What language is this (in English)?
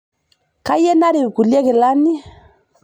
Masai